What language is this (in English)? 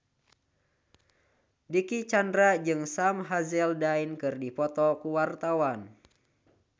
Sundanese